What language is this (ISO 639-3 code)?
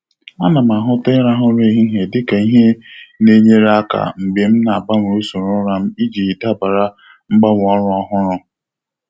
ibo